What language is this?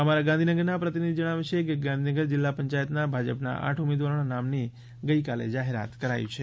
Gujarati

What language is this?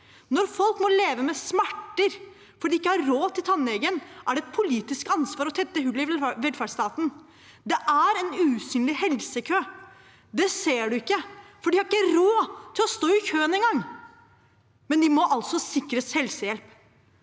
Norwegian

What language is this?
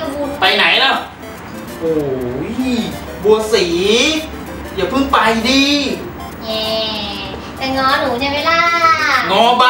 Thai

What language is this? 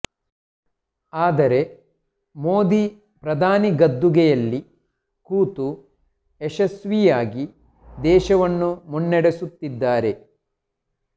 Kannada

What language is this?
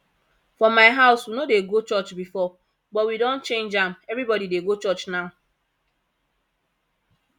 Nigerian Pidgin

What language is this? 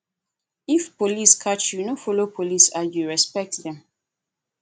Nigerian Pidgin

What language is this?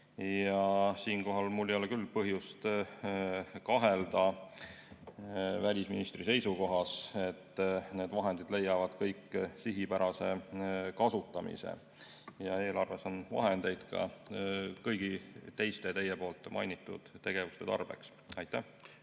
Estonian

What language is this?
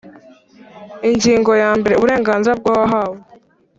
Kinyarwanda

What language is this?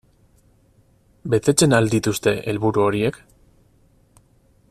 Basque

